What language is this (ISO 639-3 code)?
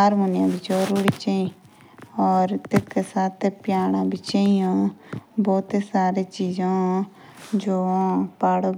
jns